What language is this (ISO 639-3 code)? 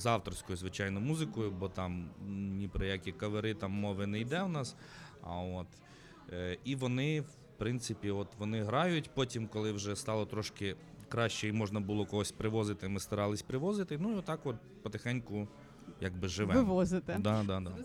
ukr